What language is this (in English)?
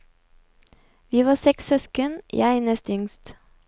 Norwegian